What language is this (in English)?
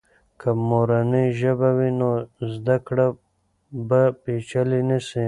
Pashto